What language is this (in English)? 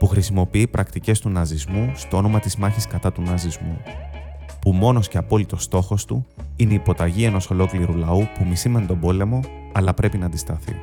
Greek